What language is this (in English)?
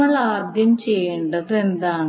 Malayalam